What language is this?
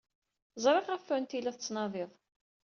Kabyle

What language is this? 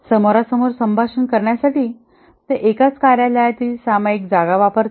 Marathi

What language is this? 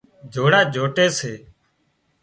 Wadiyara Koli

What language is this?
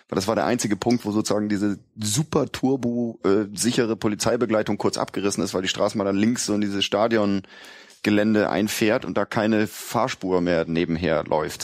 German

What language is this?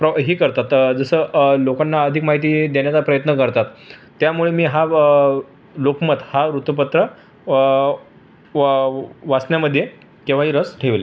Marathi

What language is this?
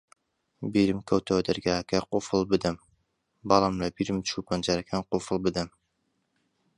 Central Kurdish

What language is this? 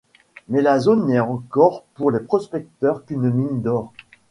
French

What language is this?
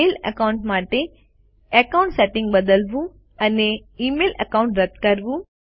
Gujarati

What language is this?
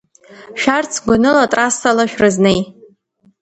Abkhazian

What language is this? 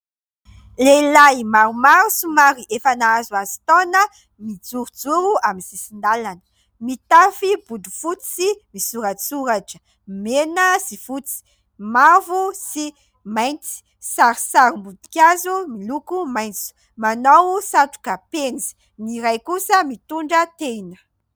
Malagasy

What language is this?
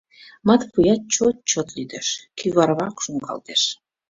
Mari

